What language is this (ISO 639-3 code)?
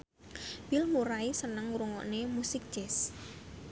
jav